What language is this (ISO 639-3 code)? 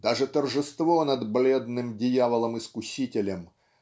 rus